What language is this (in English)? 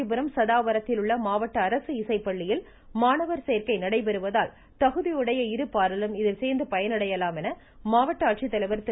Tamil